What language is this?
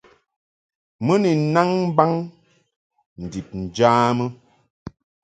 Mungaka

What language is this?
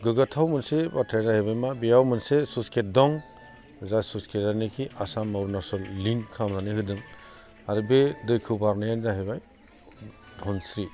Bodo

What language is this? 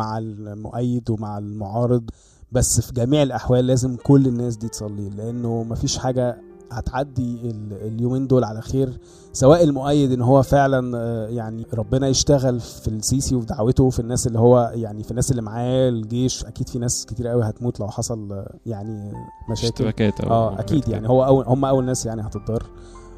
Arabic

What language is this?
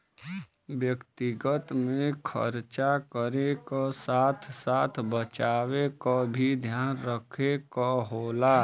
Bhojpuri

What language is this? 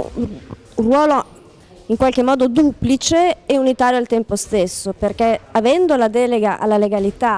Italian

